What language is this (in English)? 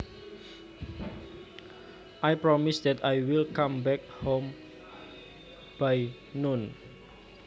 Javanese